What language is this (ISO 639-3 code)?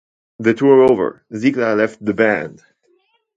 eng